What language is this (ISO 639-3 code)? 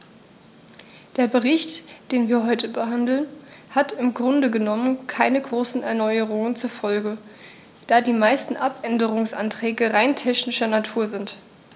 deu